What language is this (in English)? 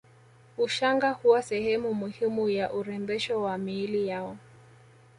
Swahili